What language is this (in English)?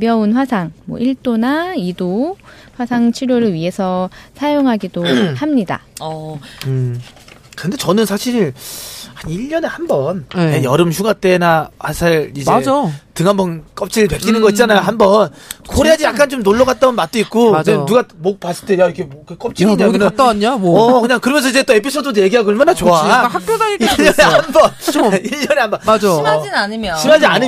Korean